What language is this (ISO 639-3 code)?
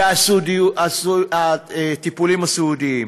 heb